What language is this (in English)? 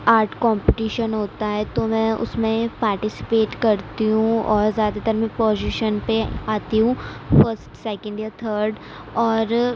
Urdu